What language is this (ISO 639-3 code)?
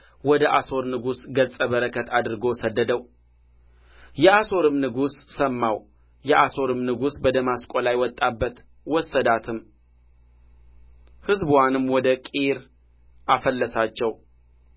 amh